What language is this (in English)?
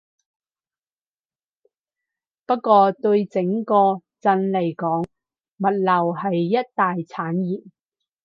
Cantonese